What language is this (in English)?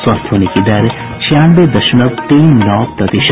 Hindi